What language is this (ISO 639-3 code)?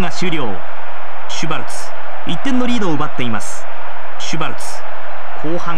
jpn